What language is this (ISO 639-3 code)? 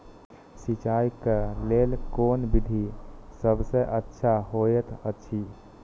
mai